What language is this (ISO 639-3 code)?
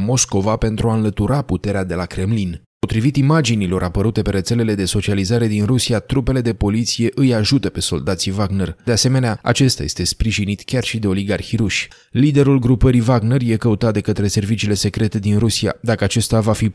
ron